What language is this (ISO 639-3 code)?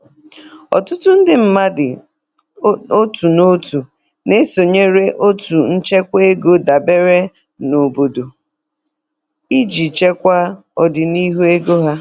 ibo